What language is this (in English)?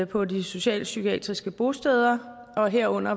Danish